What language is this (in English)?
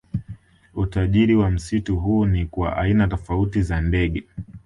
Swahili